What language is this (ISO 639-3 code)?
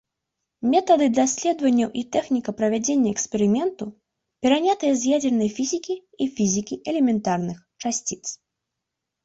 bel